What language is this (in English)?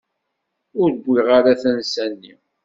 Kabyle